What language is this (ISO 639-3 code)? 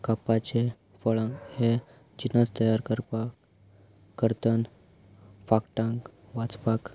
kok